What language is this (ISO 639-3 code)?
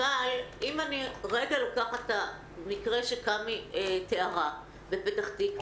heb